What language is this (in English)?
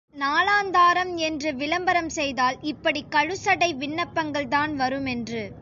Tamil